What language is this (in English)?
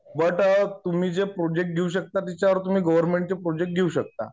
Marathi